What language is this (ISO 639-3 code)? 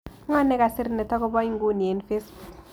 kln